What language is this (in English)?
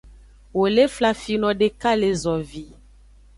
Aja (Benin)